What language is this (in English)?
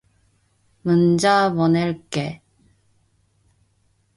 Korean